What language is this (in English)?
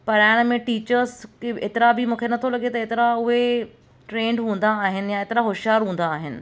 Sindhi